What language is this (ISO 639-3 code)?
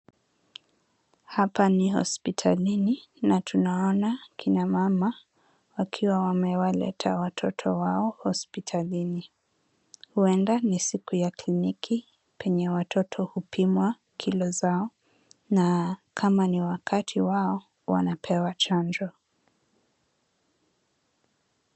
swa